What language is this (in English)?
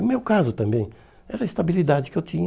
Portuguese